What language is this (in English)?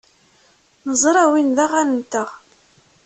Kabyle